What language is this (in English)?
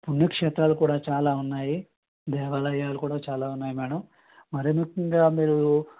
Telugu